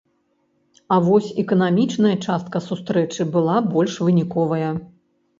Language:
Belarusian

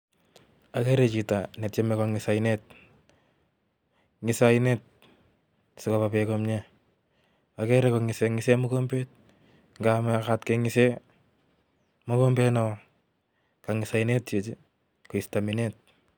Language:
Kalenjin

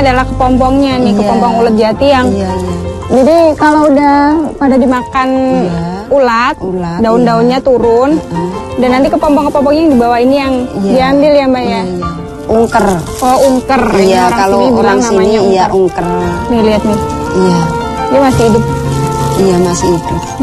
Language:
Indonesian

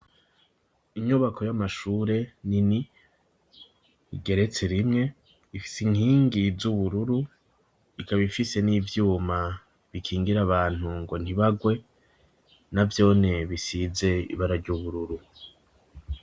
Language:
Rundi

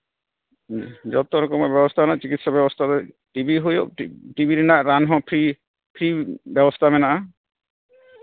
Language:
Santali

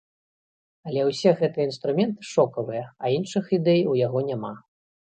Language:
Belarusian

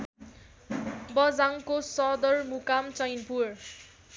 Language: Nepali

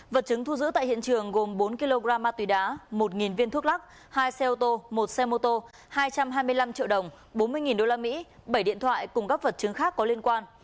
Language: Vietnamese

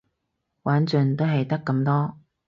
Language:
Cantonese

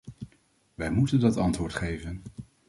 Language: Dutch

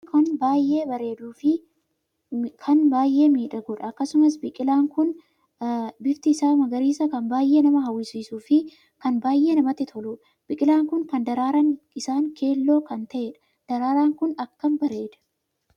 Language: Oromo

